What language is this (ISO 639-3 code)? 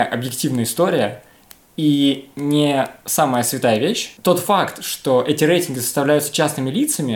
rus